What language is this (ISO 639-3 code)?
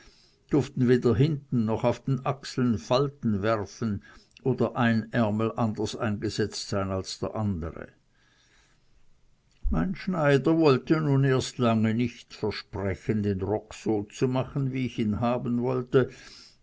deu